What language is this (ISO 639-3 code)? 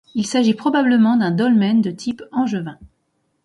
fra